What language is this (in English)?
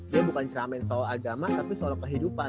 Indonesian